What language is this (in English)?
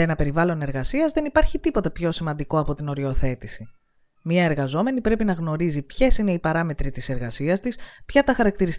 Greek